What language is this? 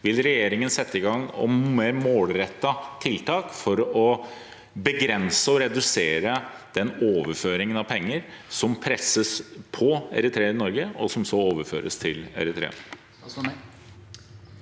Norwegian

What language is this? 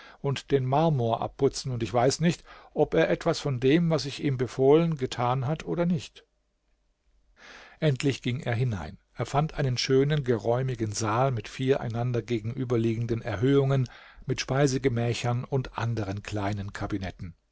German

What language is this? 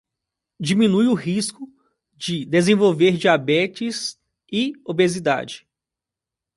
Portuguese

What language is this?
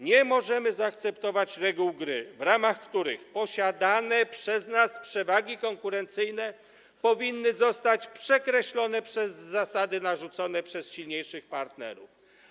Polish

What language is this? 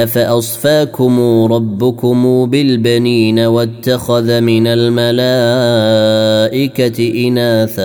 Arabic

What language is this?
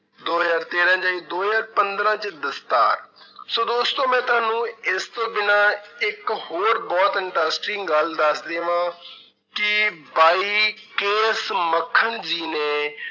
Punjabi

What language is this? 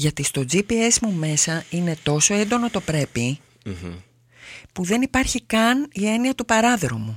Greek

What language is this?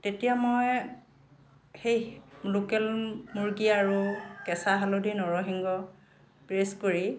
Assamese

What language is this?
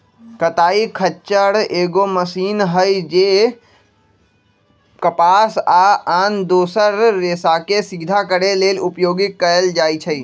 Magahi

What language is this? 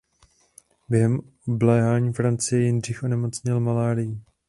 Czech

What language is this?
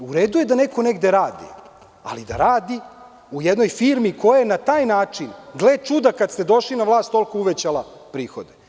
Serbian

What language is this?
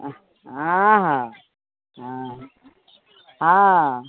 Maithili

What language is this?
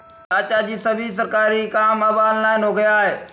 Hindi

